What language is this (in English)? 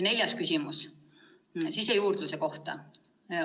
Estonian